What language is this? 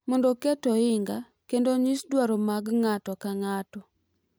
Luo (Kenya and Tanzania)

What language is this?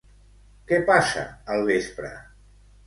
Catalan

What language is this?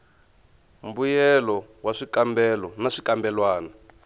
Tsonga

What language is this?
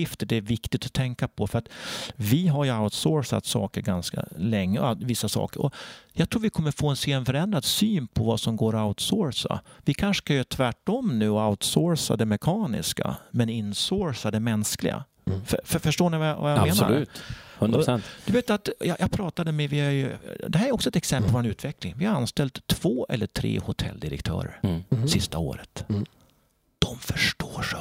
Swedish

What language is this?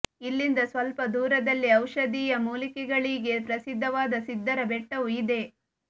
Kannada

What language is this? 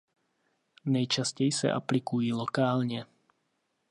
Czech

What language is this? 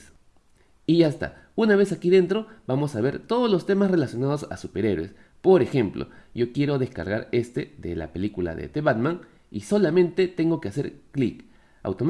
Spanish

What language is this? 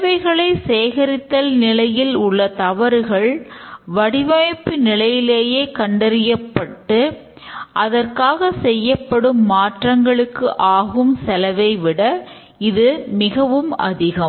Tamil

